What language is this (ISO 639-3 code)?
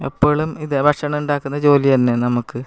mal